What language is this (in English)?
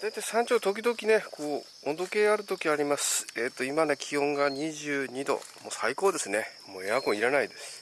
Japanese